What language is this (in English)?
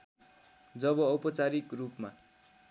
Nepali